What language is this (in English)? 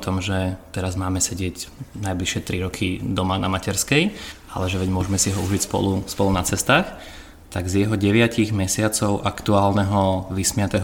Slovak